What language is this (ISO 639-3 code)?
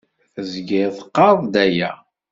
kab